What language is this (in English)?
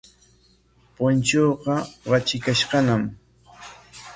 Corongo Ancash Quechua